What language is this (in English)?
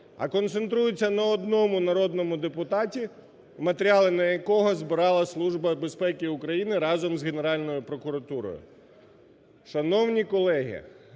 Ukrainian